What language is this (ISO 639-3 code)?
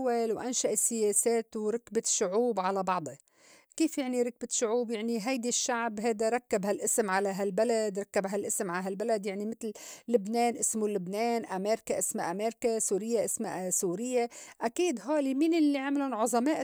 apc